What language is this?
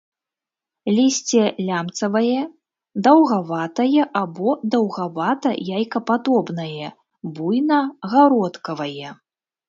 Belarusian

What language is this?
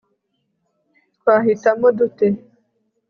Kinyarwanda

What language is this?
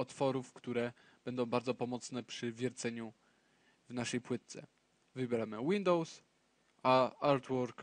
Polish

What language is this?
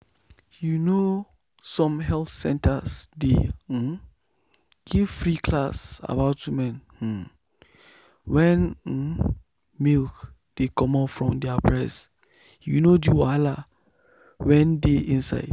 Nigerian Pidgin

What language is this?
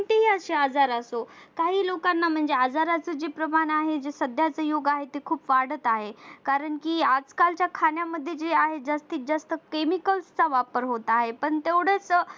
Marathi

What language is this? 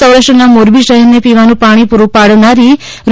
Gujarati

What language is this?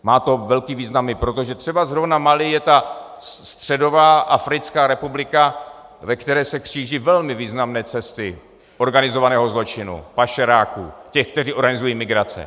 Czech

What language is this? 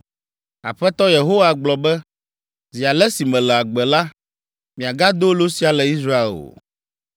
Ewe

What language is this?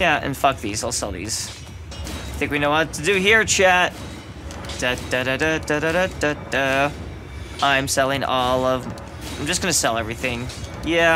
English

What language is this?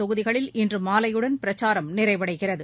Tamil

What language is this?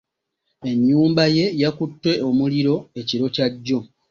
Ganda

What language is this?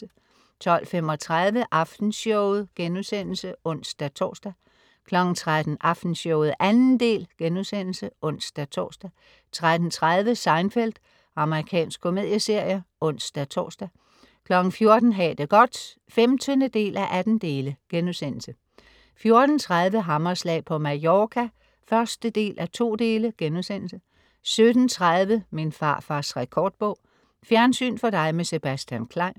Danish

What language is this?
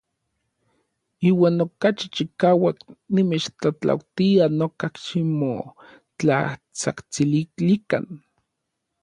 Orizaba Nahuatl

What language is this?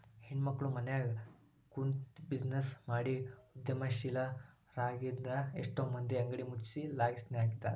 Kannada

